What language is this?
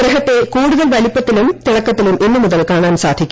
Malayalam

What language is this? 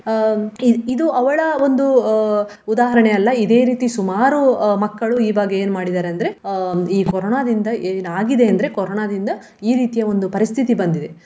Kannada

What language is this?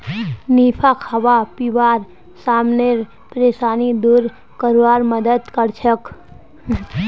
Magahi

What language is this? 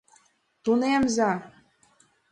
Mari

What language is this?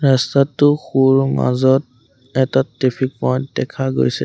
Assamese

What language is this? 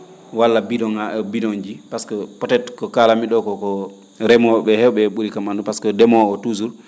Fula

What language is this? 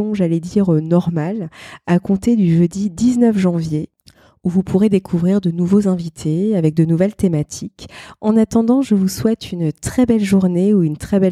French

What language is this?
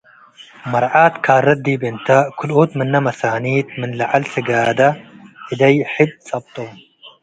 Tigre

